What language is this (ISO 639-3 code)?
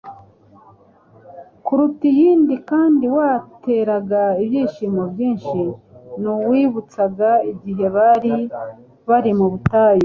kin